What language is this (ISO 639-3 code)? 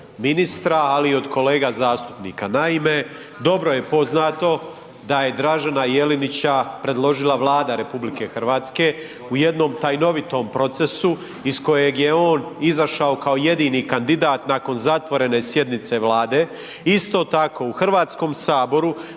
hrv